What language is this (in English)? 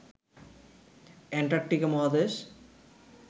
Bangla